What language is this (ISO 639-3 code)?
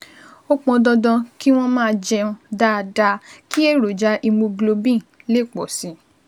yor